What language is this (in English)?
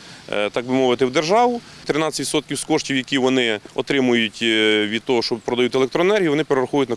Ukrainian